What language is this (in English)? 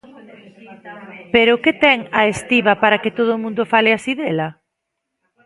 Galician